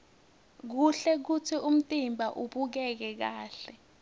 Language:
Swati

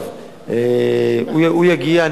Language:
Hebrew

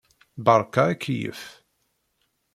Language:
Kabyle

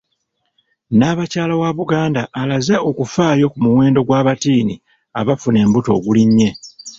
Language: Ganda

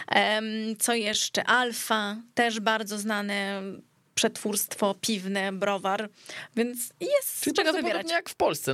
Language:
Polish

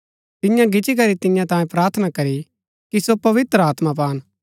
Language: Gaddi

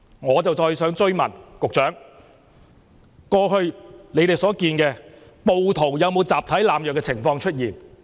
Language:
Cantonese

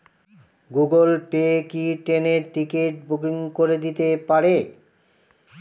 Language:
Bangla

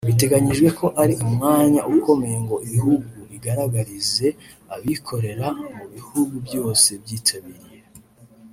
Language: Kinyarwanda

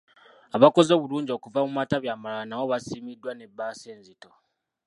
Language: Ganda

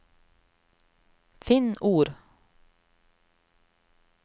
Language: Norwegian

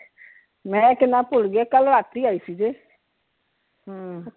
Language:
Punjabi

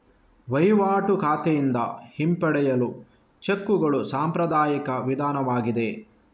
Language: Kannada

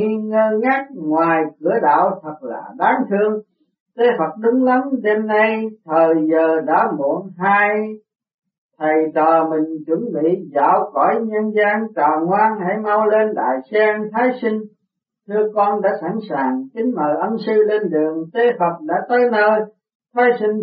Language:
Vietnamese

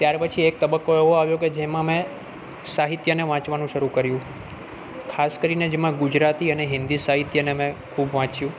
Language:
Gujarati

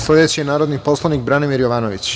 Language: Serbian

